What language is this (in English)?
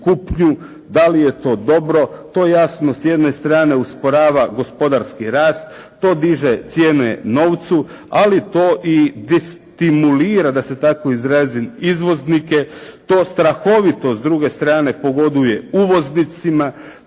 Croatian